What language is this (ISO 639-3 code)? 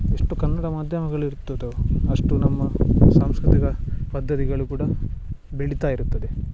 kan